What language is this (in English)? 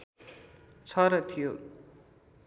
Nepali